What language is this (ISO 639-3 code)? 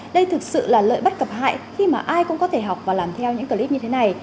vie